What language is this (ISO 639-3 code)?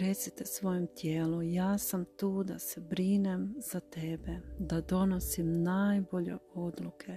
hrv